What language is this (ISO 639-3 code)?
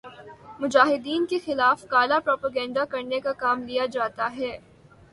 urd